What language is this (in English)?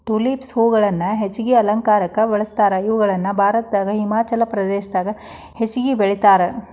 Kannada